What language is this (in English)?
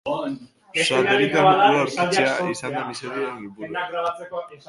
Basque